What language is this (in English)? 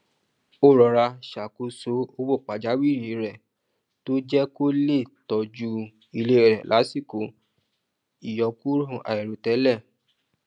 Yoruba